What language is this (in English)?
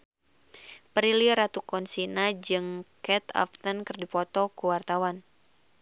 Sundanese